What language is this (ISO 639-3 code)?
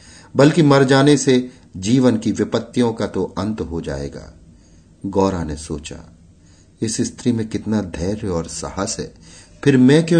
hin